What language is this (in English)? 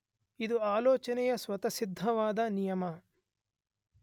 Kannada